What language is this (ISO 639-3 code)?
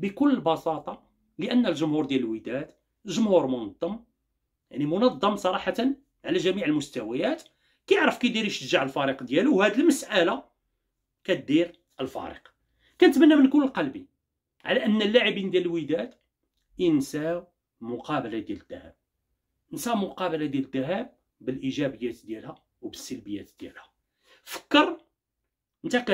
ara